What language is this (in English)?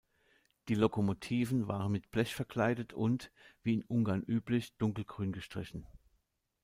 German